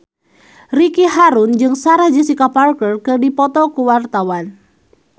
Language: Sundanese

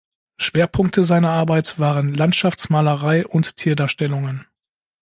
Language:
German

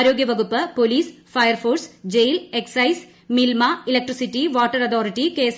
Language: Malayalam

